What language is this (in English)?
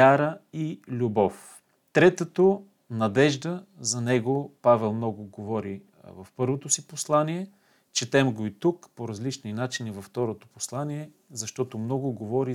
Bulgarian